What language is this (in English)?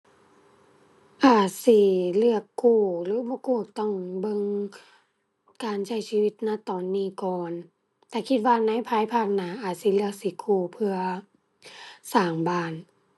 Thai